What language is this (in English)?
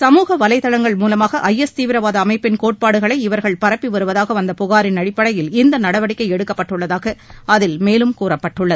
Tamil